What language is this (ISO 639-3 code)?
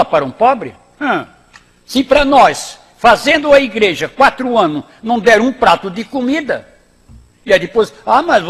por